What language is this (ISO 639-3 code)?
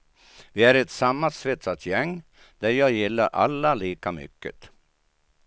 swe